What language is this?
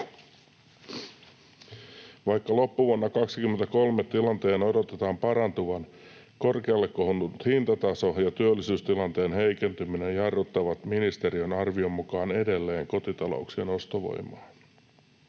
Finnish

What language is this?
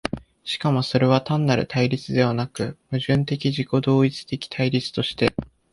Japanese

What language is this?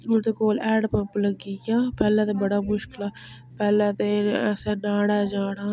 Dogri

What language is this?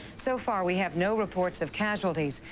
English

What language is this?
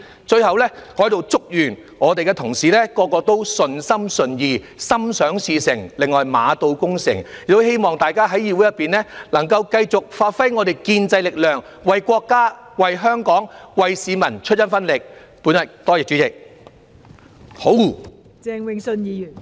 Cantonese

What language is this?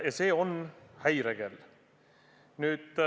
Estonian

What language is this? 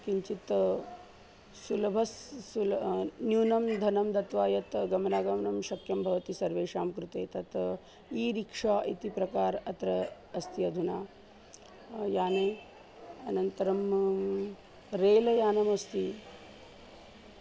Sanskrit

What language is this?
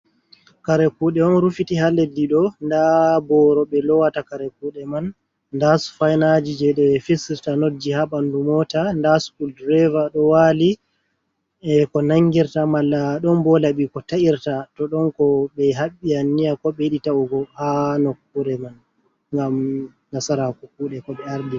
Fula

